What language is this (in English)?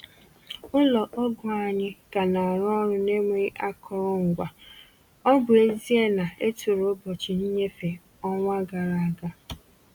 Igbo